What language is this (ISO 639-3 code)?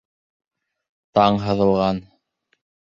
bak